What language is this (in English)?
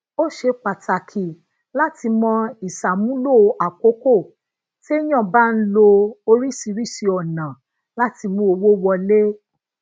Yoruba